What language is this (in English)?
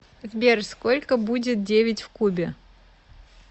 Russian